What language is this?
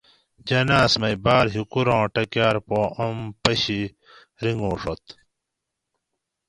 Gawri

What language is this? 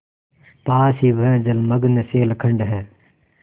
Hindi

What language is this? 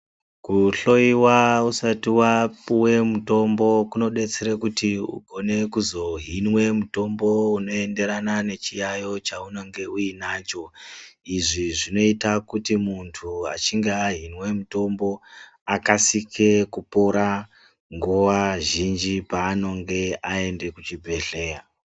Ndau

